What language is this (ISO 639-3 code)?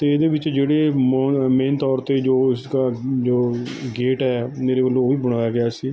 pan